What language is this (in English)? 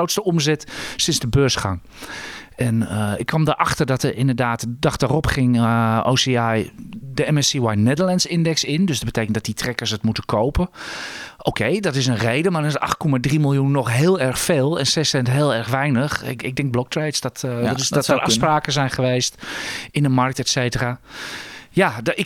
Dutch